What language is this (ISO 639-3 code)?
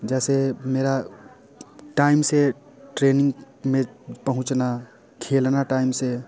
hin